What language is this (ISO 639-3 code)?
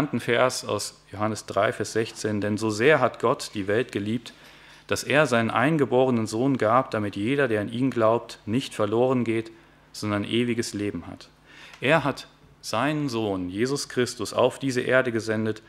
deu